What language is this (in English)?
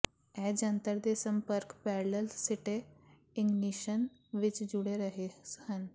Punjabi